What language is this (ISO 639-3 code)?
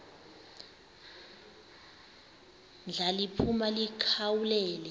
xho